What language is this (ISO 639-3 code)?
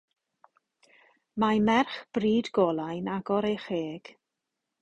cym